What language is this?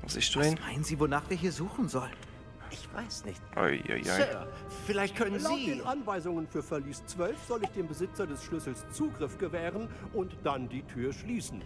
German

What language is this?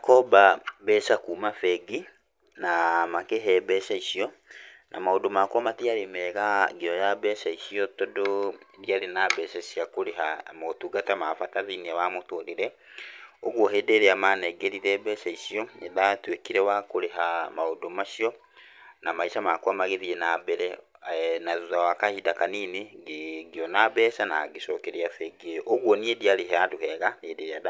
Kikuyu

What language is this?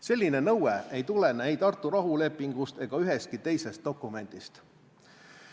Estonian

